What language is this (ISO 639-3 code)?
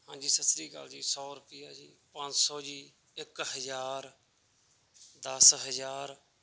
pan